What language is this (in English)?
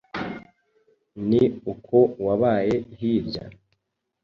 Kinyarwanda